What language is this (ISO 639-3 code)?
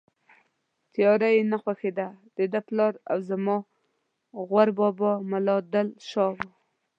pus